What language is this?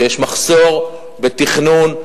Hebrew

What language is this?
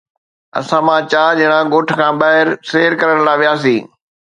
Sindhi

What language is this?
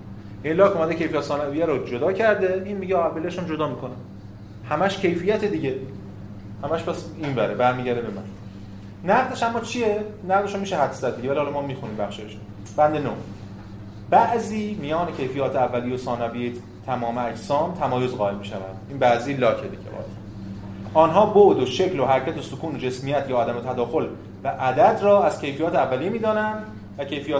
Persian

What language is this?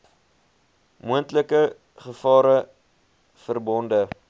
Afrikaans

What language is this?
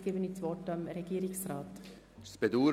Swiss German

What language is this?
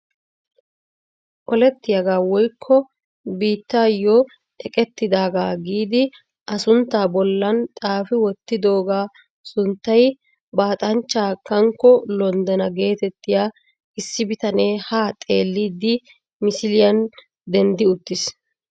Wolaytta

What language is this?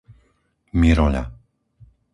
Slovak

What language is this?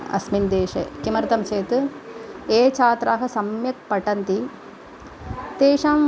Sanskrit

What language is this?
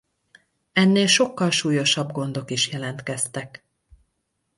Hungarian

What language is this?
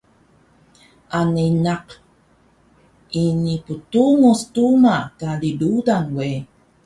Taroko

